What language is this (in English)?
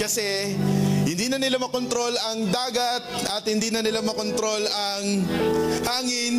Filipino